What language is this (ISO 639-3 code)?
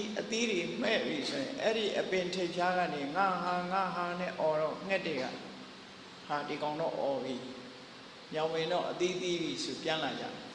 vie